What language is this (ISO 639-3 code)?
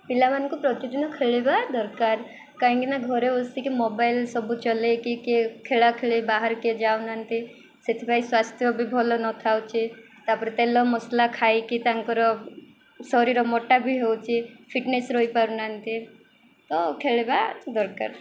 ori